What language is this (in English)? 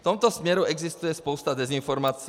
Czech